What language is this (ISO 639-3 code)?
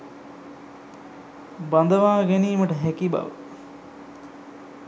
sin